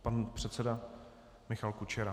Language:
Czech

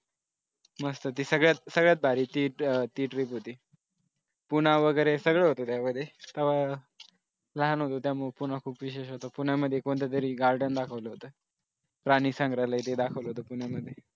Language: Marathi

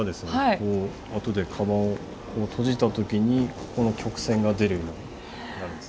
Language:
Japanese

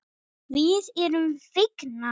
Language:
Icelandic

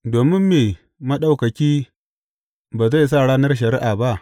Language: Hausa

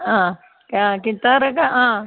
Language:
Malayalam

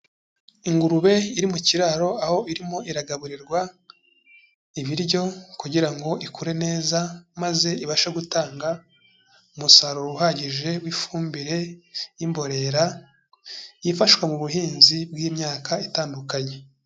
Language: Kinyarwanda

